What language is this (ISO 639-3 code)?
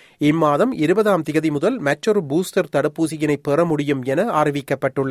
tam